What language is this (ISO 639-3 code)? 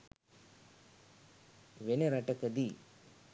sin